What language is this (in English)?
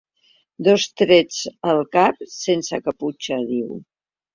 Catalan